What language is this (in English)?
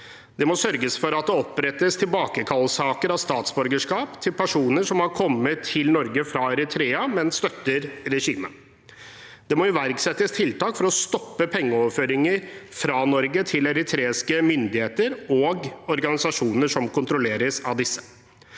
Norwegian